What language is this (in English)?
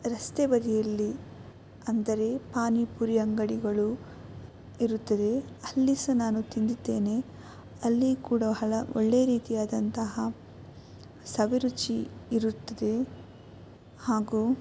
Kannada